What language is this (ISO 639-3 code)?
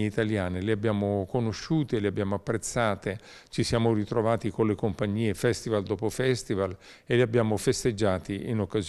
ita